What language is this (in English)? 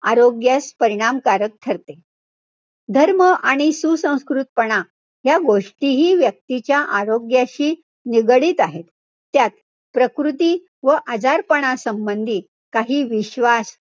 Marathi